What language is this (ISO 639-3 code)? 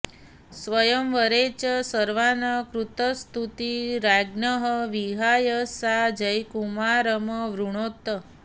san